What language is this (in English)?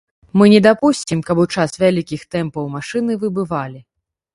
Belarusian